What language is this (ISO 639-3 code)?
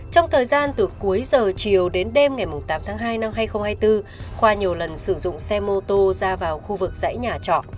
vie